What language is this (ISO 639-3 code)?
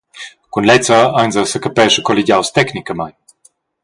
roh